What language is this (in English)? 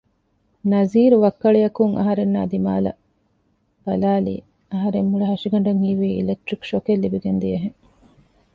Divehi